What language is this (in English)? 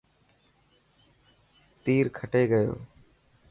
Dhatki